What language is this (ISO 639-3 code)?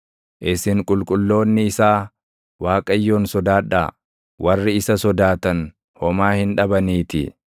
orm